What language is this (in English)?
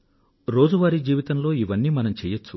Telugu